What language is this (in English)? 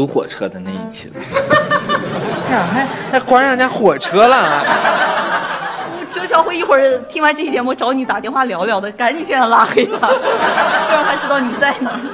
Chinese